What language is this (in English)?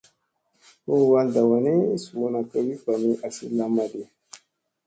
Musey